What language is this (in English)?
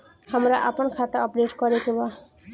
Bhojpuri